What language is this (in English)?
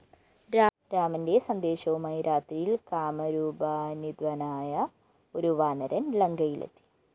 Malayalam